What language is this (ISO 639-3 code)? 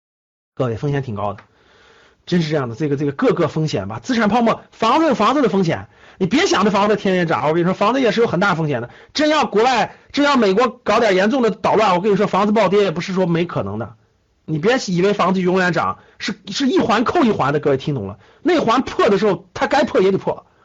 zho